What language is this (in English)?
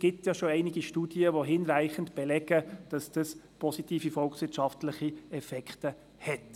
Swiss German